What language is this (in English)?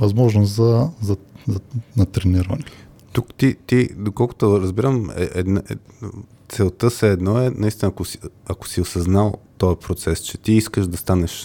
Bulgarian